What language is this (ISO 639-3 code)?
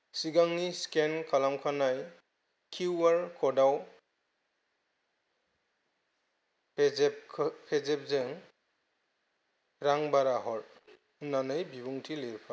brx